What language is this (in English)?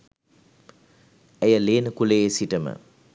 Sinhala